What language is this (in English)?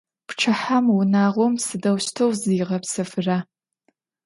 Adyghe